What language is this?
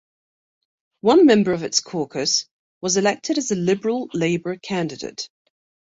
English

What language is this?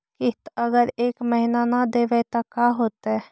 Magahi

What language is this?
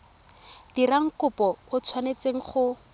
Tswana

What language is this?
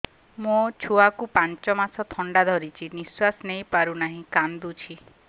Odia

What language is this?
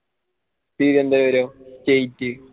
Malayalam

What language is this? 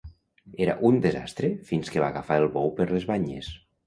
Catalan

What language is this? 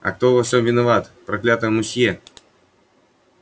Russian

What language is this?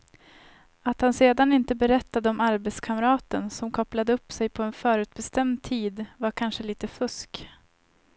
Swedish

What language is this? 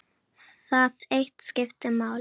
Icelandic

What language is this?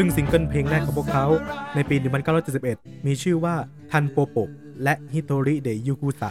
Thai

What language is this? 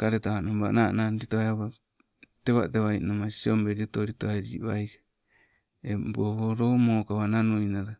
Sibe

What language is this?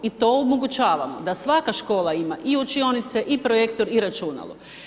Croatian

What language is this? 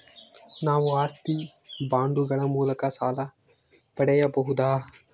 Kannada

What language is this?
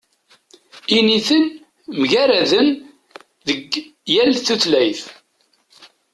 Kabyle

